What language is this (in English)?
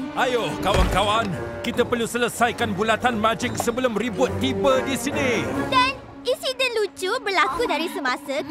Malay